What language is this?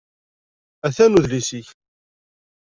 Kabyle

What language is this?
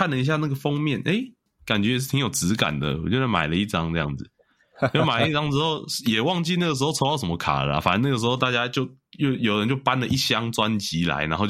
Chinese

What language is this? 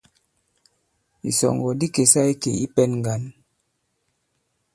Bankon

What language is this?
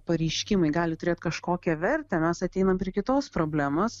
Lithuanian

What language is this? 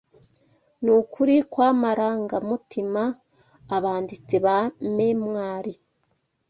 Kinyarwanda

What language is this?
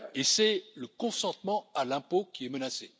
French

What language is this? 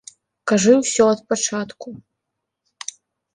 Belarusian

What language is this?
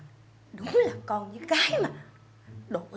Vietnamese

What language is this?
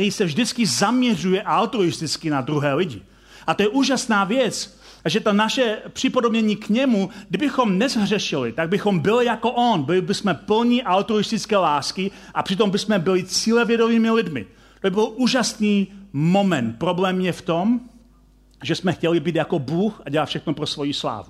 Czech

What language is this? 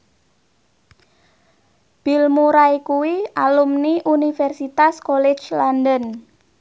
Javanese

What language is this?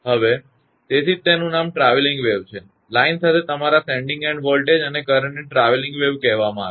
Gujarati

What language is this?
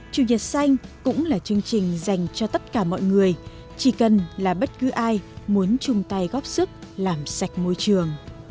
Vietnamese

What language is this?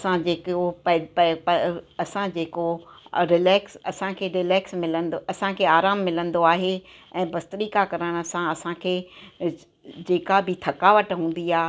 Sindhi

